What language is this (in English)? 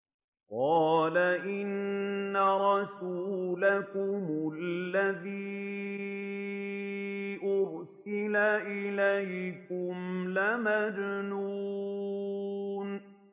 Arabic